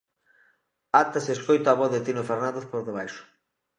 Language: Galician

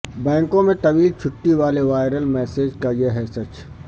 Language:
Urdu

